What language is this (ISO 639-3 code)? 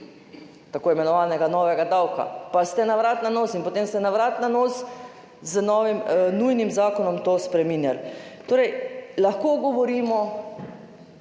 slv